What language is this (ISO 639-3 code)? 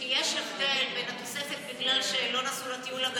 heb